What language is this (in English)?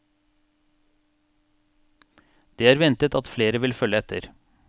Norwegian